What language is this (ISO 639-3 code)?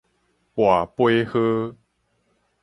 nan